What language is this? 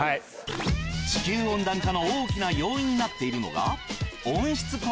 Japanese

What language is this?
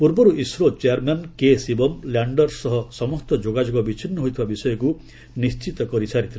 Odia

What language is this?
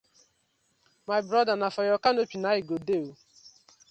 Nigerian Pidgin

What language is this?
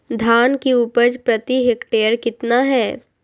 Magahi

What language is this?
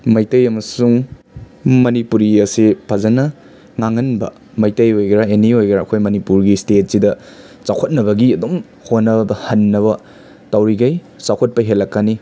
Manipuri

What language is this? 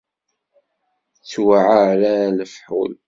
Kabyle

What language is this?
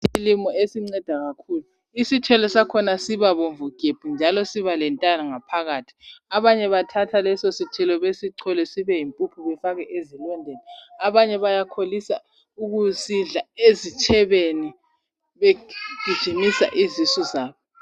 North Ndebele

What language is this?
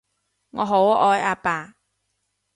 Cantonese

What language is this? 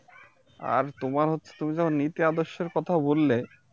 Bangla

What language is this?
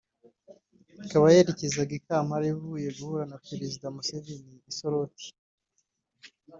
Kinyarwanda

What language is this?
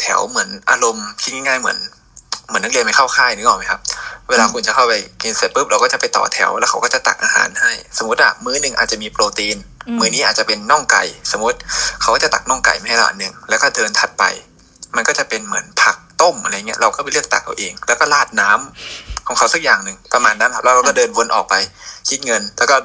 Thai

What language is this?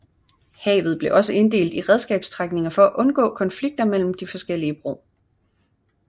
Danish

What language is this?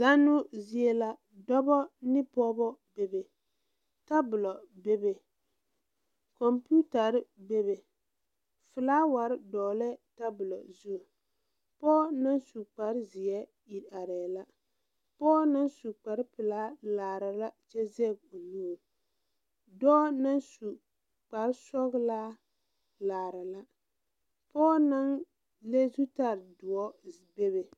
Southern Dagaare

